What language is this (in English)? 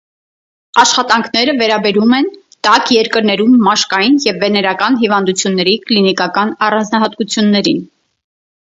Armenian